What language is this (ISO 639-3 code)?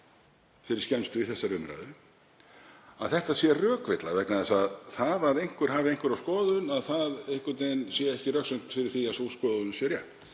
isl